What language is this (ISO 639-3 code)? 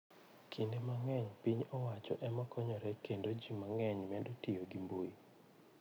luo